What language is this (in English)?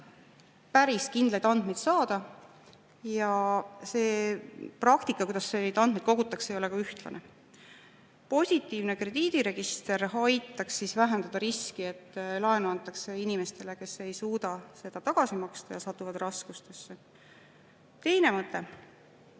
Estonian